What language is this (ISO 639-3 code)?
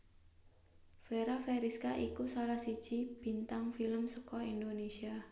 jav